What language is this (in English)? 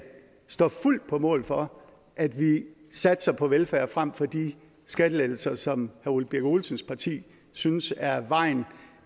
Danish